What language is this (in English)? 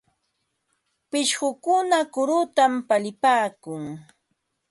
Ambo-Pasco Quechua